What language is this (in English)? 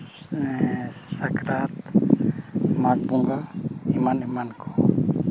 Santali